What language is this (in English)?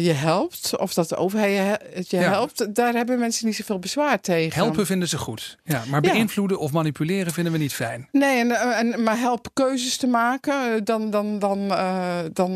Dutch